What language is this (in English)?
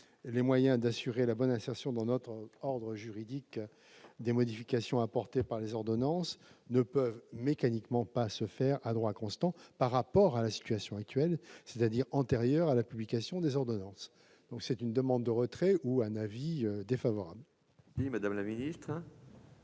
French